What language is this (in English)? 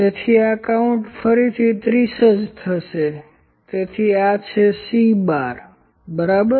Gujarati